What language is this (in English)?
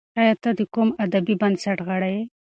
Pashto